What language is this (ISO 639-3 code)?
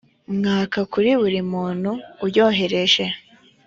kin